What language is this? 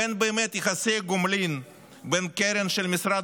Hebrew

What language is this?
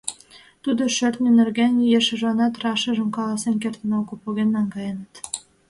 Mari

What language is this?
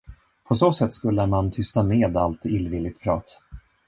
Swedish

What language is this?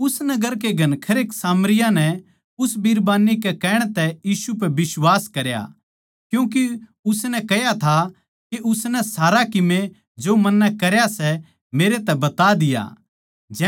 Haryanvi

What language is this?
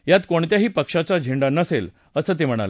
Marathi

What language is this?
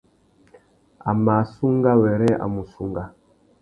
Tuki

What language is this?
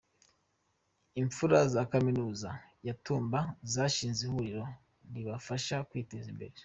Kinyarwanda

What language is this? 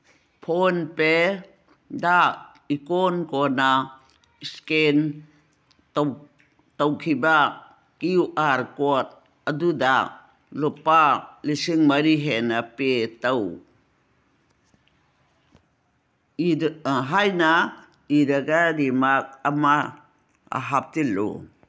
Manipuri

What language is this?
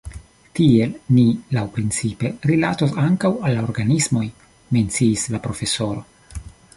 Esperanto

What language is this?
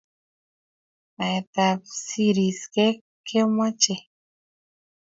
Kalenjin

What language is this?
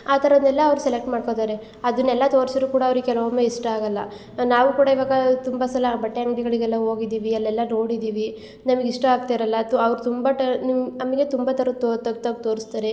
Kannada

